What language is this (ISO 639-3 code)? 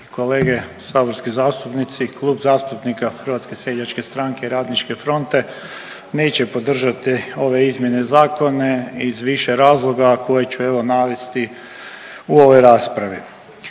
hrv